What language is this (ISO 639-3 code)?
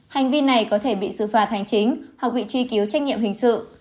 vie